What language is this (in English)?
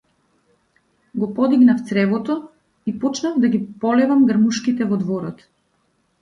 Macedonian